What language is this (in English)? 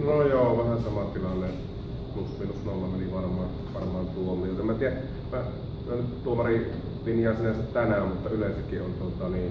Finnish